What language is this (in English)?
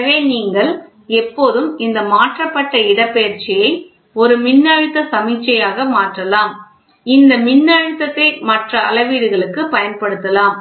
Tamil